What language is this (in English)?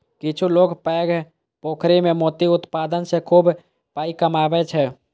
Maithili